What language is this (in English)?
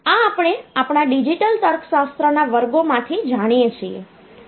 Gujarati